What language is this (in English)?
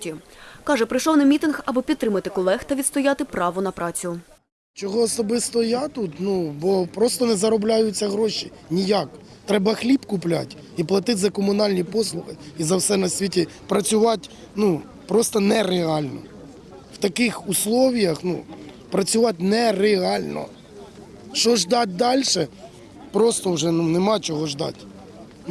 Ukrainian